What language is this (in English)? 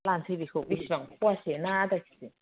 Bodo